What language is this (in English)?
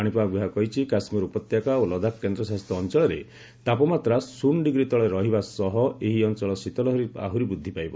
Odia